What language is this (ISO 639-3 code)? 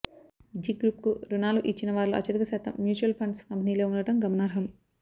tel